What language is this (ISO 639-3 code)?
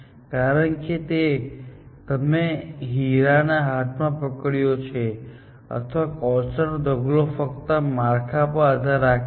guj